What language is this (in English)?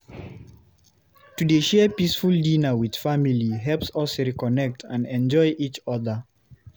Nigerian Pidgin